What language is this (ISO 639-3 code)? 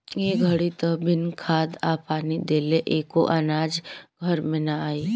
bho